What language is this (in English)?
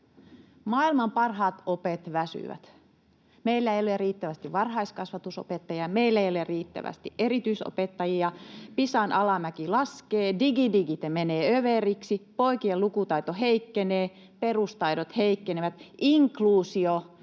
Finnish